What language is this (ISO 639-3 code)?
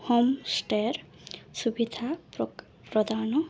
ori